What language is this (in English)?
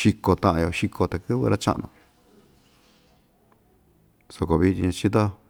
Ixtayutla Mixtec